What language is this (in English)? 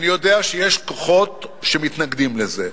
Hebrew